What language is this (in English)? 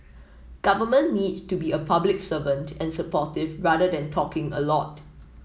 English